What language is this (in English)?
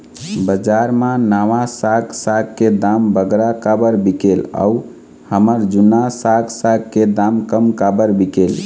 Chhattisgarhi